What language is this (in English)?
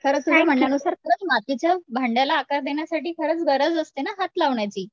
Marathi